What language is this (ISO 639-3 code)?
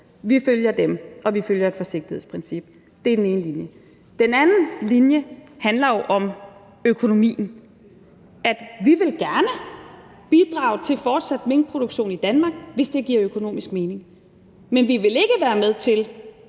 dan